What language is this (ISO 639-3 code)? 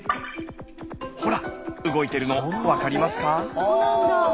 jpn